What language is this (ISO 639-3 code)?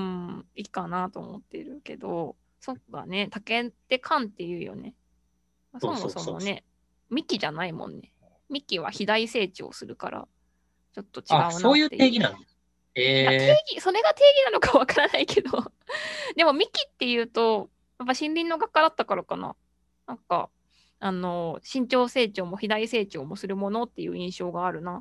jpn